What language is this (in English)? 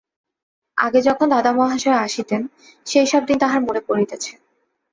Bangla